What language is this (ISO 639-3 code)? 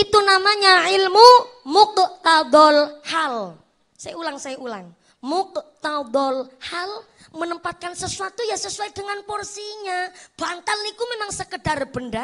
ind